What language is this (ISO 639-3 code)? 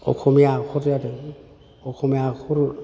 brx